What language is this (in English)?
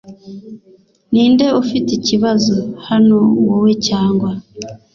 Kinyarwanda